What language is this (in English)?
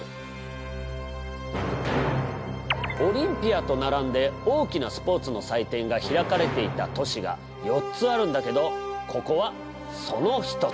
Japanese